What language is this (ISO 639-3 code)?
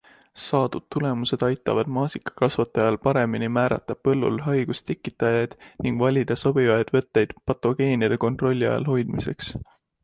est